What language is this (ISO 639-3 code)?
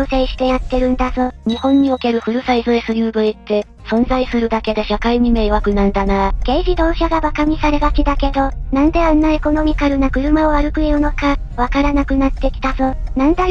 jpn